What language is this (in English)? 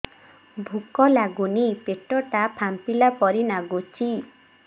Odia